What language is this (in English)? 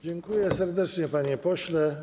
Polish